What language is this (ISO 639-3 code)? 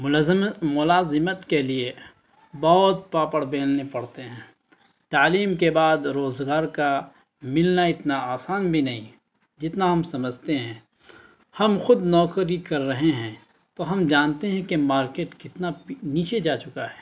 urd